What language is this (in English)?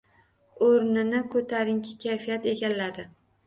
Uzbek